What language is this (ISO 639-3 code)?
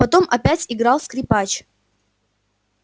rus